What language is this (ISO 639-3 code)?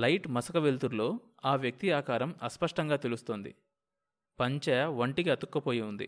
tel